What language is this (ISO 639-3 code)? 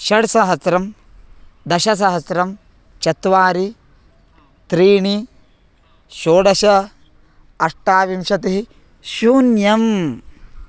san